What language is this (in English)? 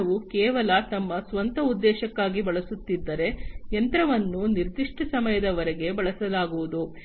Kannada